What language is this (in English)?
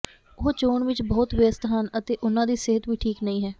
Punjabi